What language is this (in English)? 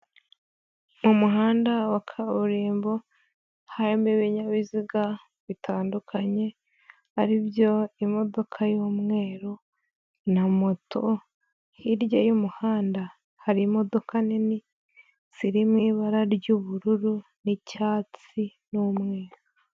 Kinyarwanda